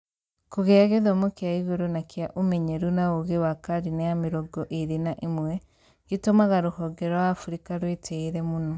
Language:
Kikuyu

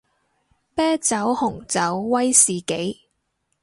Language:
Cantonese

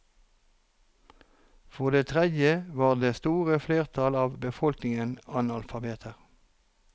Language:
Norwegian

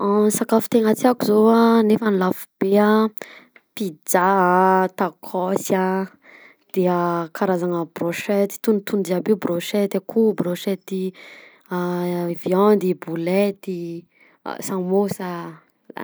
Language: Southern Betsimisaraka Malagasy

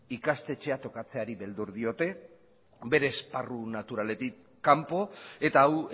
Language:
Basque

